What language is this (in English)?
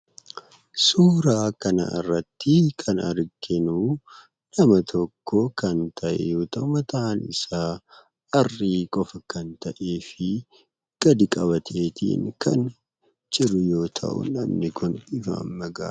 Oromo